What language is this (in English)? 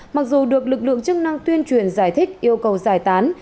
Vietnamese